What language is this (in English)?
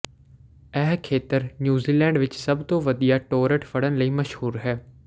Punjabi